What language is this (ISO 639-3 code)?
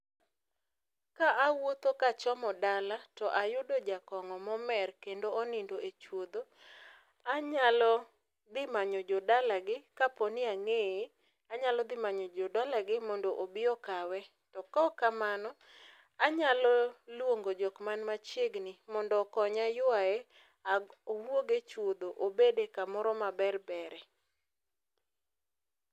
luo